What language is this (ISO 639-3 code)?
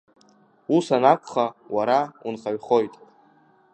abk